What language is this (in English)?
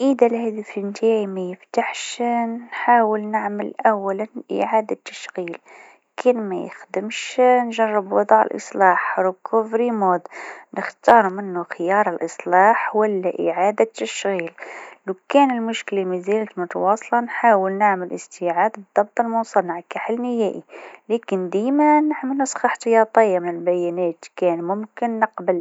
Tunisian Arabic